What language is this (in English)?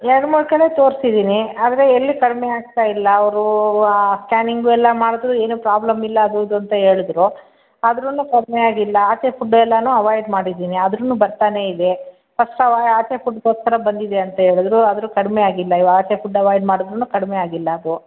Kannada